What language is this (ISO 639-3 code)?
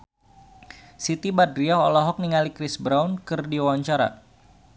sun